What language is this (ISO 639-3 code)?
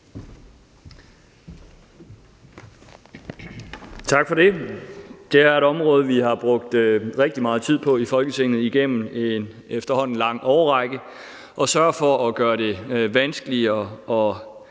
dan